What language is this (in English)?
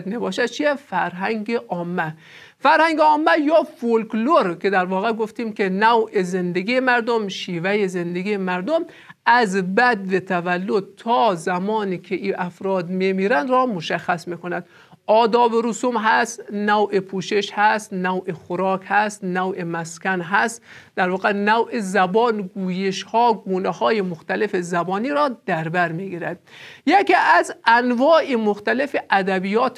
Persian